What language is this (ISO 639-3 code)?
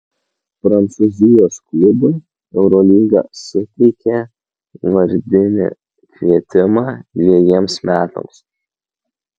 lit